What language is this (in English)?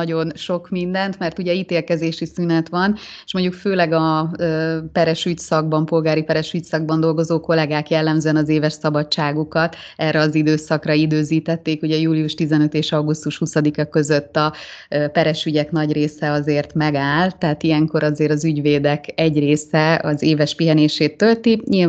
Hungarian